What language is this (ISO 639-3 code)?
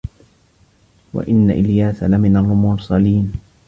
ara